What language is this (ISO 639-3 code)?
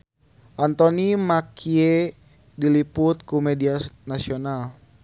sun